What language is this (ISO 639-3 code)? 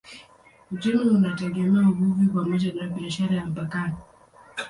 swa